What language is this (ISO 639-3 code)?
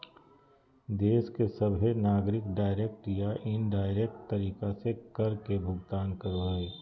mag